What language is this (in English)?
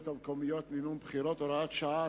Hebrew